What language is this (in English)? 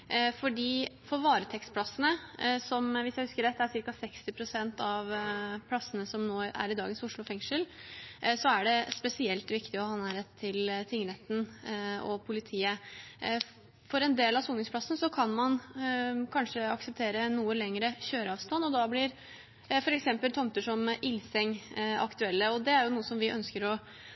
Norwegian Bokmål